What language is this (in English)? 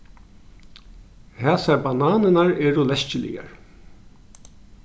Faroese